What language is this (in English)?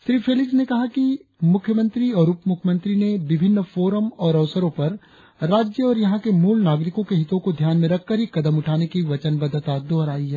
Hindi